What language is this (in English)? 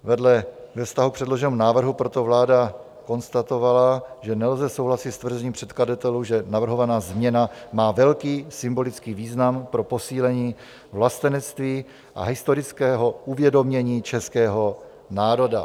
Czech